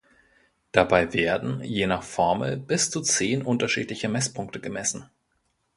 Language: German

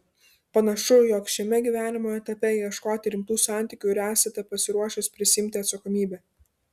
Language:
Lithuanian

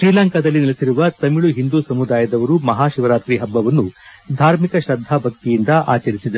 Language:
Kannada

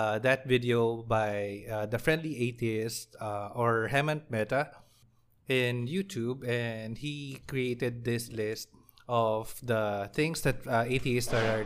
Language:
Filipino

